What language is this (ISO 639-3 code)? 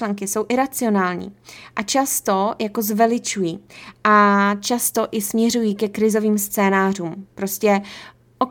ces